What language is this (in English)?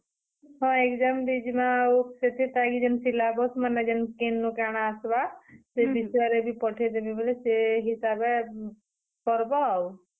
Odia